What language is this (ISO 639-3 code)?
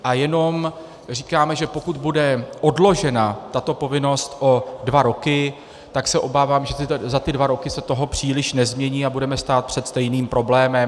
ces